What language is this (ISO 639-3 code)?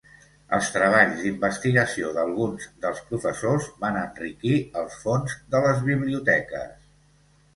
cat